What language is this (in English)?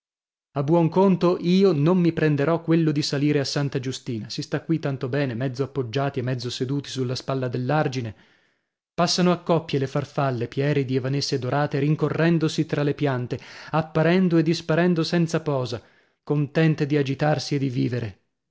Italian